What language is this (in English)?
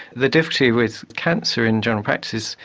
English